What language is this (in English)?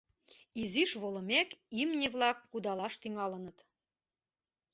Mari